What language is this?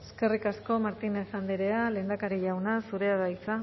Basque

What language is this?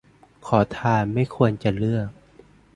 Thai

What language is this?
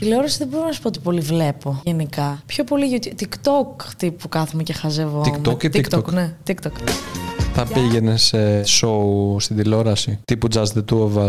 Greek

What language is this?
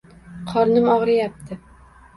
Uzbek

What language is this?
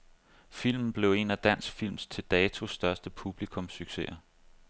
Danish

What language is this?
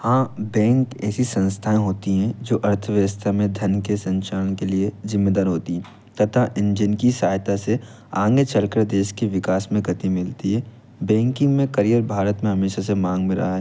Hindi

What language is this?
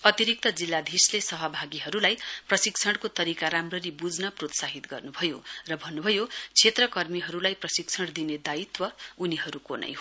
Nepali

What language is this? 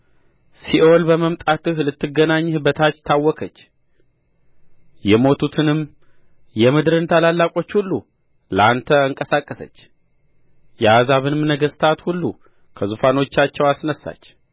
Amharic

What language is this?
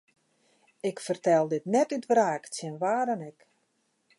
Western Frisian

